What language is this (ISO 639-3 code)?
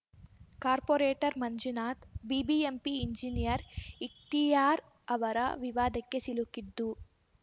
kan